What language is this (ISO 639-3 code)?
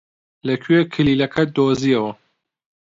ckb